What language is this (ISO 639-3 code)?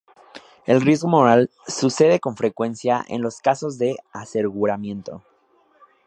spa